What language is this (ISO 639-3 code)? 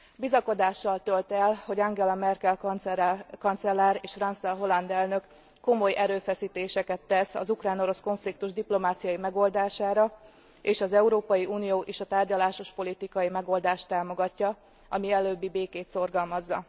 hun